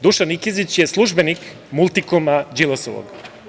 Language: Serbian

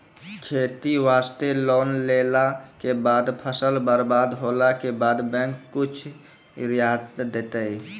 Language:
Maithili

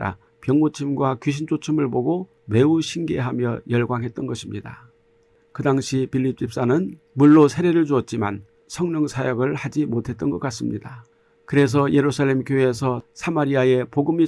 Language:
Korean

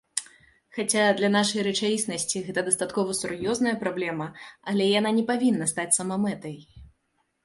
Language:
Belarusian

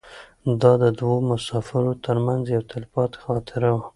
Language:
Pashto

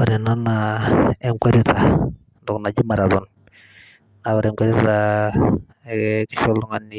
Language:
Masai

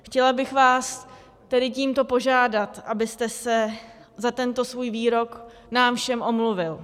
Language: Czech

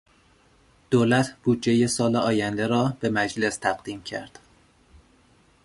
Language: Persian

